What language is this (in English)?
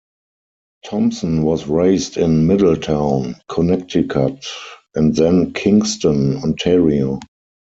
English